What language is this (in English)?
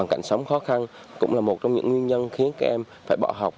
Vietnamese